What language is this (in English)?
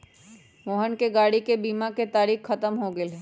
Magahi